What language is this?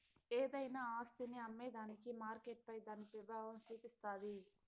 Telugu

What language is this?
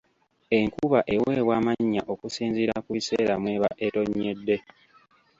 Ganda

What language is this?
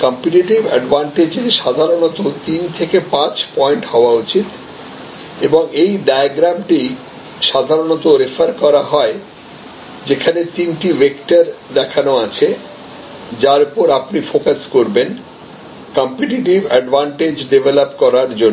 Bangla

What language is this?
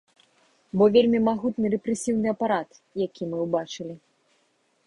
Belarusian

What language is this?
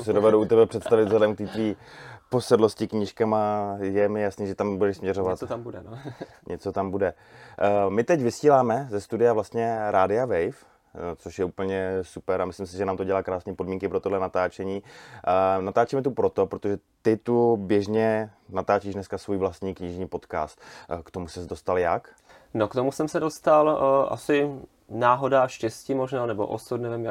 Czech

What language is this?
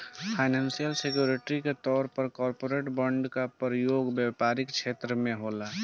Bhojpuri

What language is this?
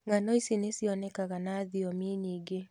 Kikuyu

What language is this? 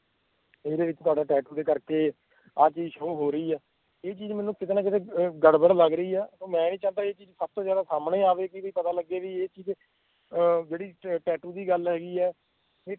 Punjabi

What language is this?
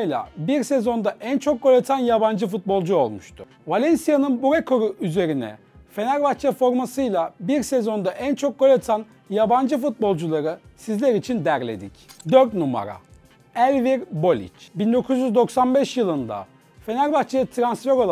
Turkish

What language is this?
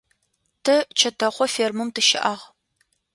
Adyghe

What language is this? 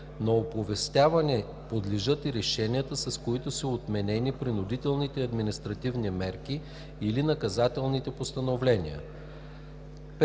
Bulgarian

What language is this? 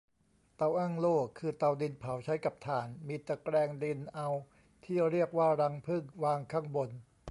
Thai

